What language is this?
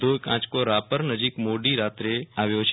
Gujarati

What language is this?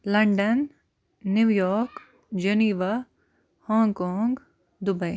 Kashmiri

